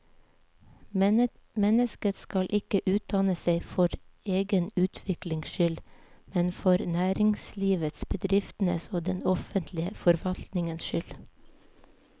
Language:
Norwegian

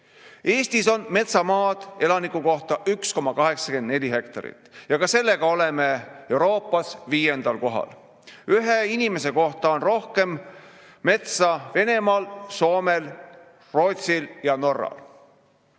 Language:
Estonian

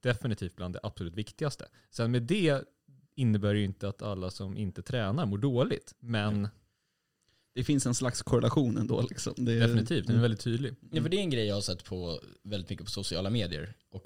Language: Swedish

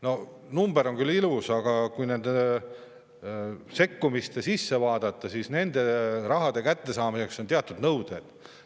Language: Estonian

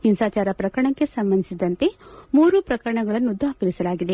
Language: Kannada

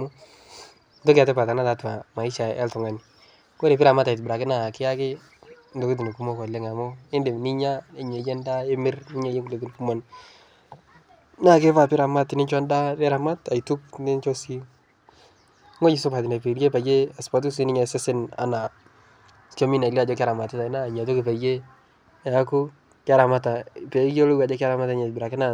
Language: Masai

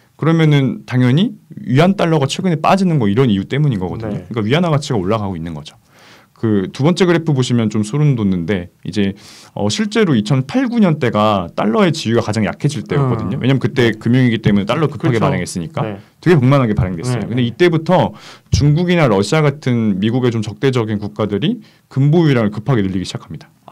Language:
Korean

